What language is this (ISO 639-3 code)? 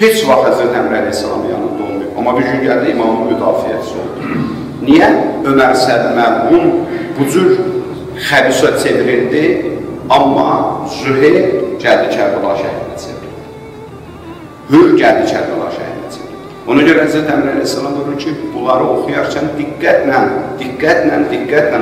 tur